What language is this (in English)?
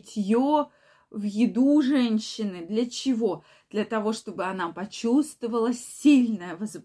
Russian